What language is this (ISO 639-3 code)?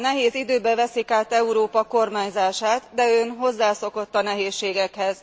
hun